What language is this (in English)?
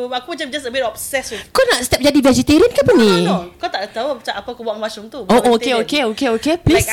Malay